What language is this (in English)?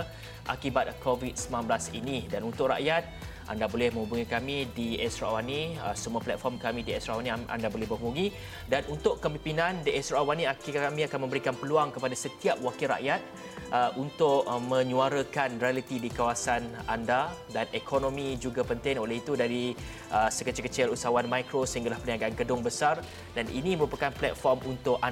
Malay